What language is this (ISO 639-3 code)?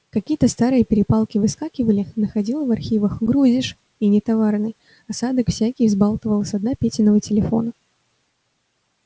rus